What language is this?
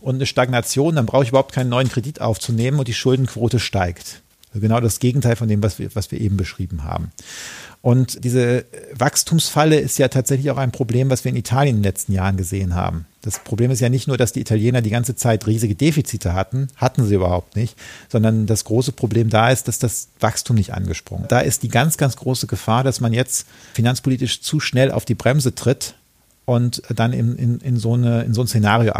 German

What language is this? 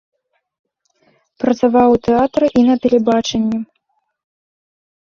Belarusian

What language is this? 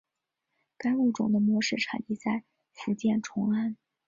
Chinese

